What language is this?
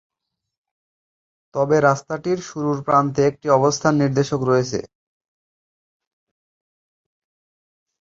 Bangla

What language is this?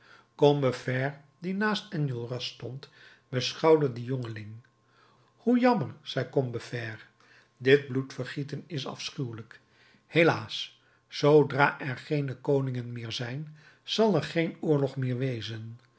Dutch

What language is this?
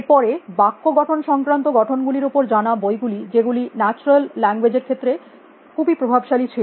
Bangla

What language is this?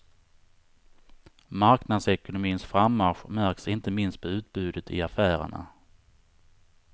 Swedish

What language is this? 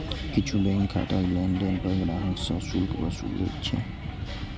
Maithili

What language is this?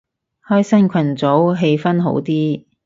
Cantonese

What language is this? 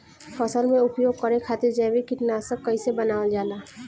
Bhojpuri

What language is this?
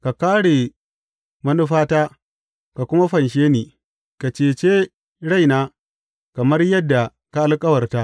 Hausa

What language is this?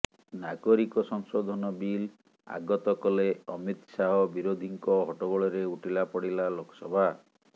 Odia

